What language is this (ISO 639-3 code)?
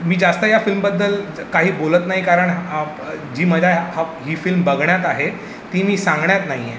mar